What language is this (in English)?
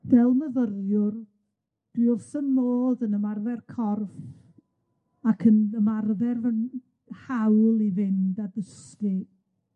Welsh